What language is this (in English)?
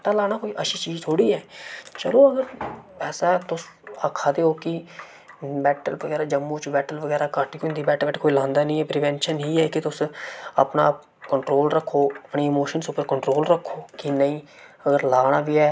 Dogri